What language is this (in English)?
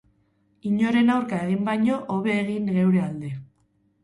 Basque